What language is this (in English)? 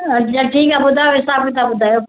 Sindhi